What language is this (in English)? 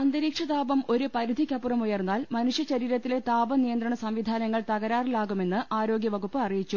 Malayalam